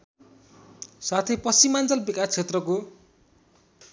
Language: Nepali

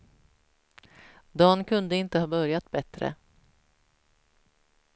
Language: Swedish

